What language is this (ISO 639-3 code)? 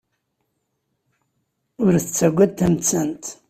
kab